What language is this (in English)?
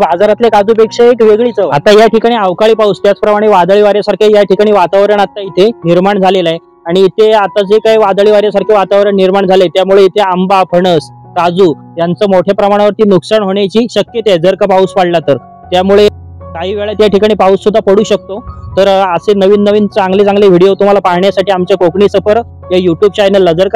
Marathi